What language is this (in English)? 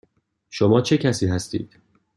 Persian